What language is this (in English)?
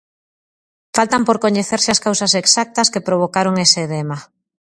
Galician